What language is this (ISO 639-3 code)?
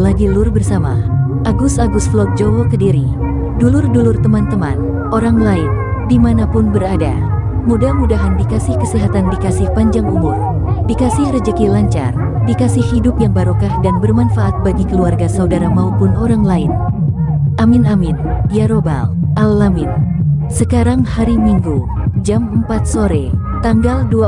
ind